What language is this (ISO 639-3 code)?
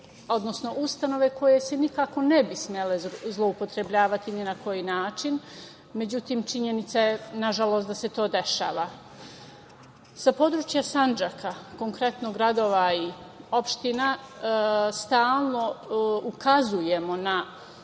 srp